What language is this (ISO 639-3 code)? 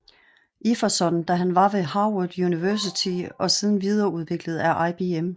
dan